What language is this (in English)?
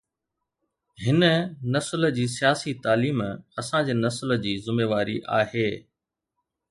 Sindhi